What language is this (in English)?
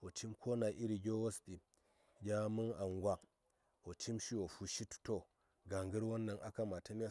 Saya